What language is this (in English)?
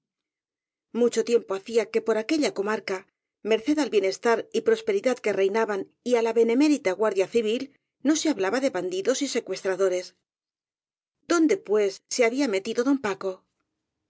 Spanish